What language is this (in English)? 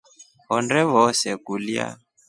Rombo